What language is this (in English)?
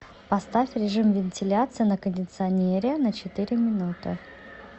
Russian